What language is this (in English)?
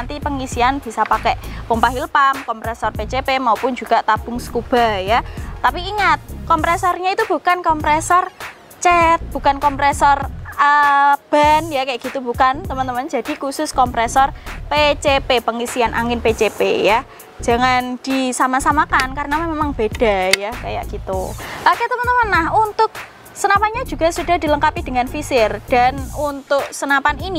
Indonesian